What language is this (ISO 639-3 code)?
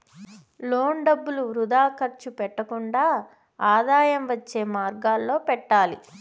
tel